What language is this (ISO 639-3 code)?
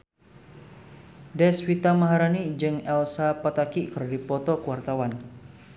sun